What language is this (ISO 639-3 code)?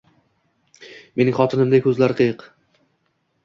uzb